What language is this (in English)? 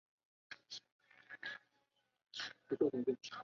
Chinese